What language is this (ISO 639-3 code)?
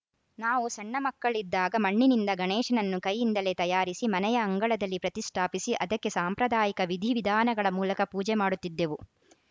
kan